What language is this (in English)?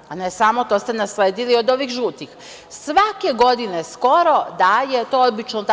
Serbian